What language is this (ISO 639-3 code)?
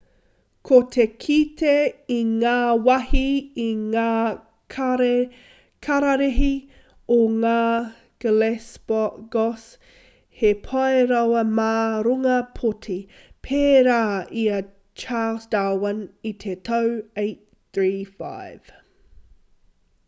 mri